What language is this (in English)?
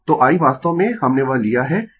Hindi